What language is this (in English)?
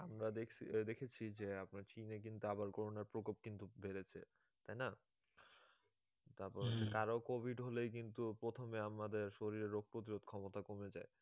Bangla